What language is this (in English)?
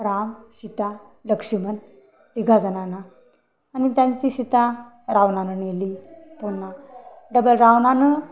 Marathi